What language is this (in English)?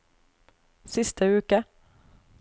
Norwegian